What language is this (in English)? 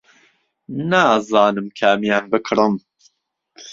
Central Kurdish